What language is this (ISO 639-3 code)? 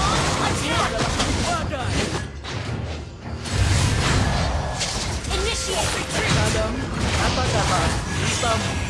ind